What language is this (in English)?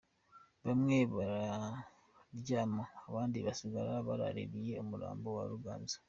Kinyarwanda